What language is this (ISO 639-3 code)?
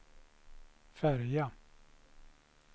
swe